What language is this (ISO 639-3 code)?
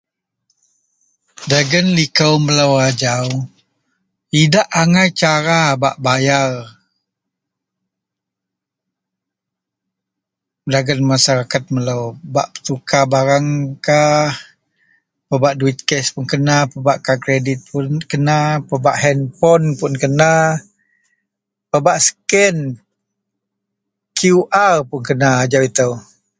mel